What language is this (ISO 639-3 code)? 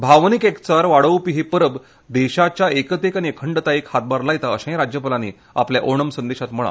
kok